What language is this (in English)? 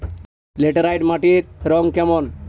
Bangla